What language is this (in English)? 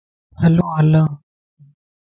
Lasi